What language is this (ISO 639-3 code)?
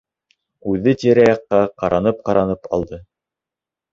bak